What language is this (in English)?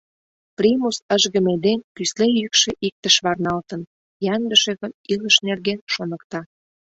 Mari